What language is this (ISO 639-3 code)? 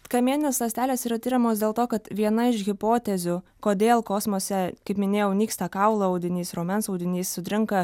lit